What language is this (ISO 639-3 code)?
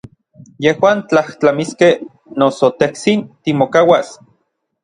nlv